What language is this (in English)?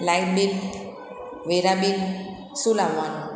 Gujarati